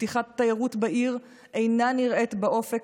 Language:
Hebrew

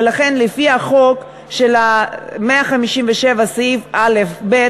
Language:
Hebrew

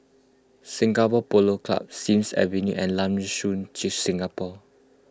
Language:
English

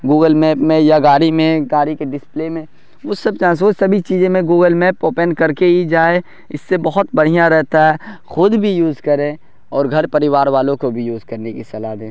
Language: Urdu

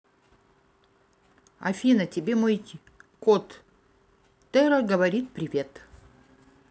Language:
Russian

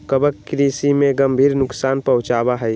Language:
Magahi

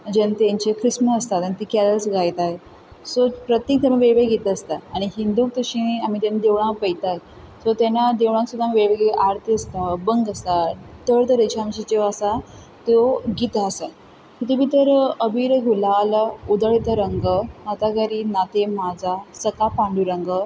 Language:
Konkani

